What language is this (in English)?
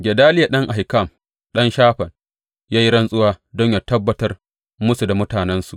Hausa